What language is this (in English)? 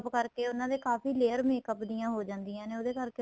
Punjabi